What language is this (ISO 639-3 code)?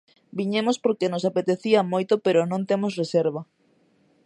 glg